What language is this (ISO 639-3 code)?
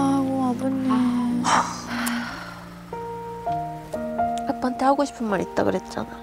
kor